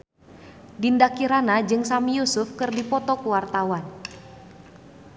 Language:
Sundanese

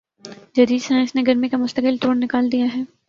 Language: Urdu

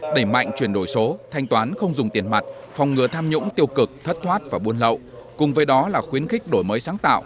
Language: Vietnamese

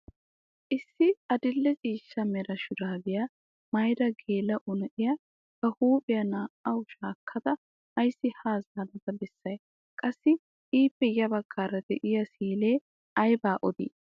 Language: Wolaytta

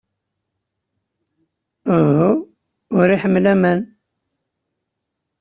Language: Kabyle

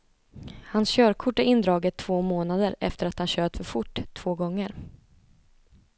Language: Swedish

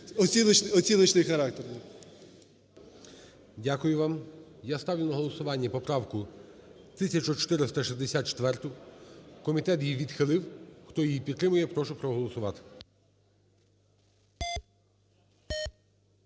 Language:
Ukrainian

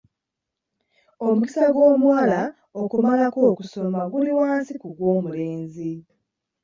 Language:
Ganda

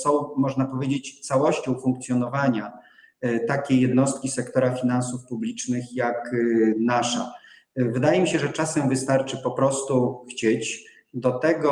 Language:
Polish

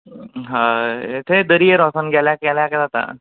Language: Konkani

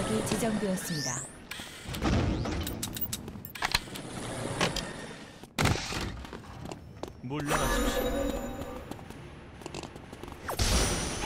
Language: Korean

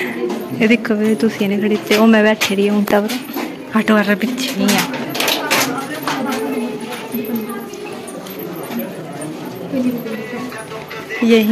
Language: Hindi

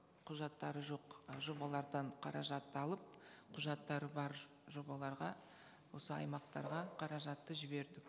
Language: Kazakh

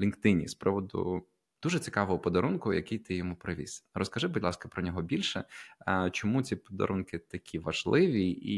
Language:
Ukrainian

